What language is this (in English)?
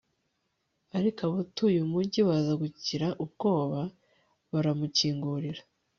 Kinyarwanda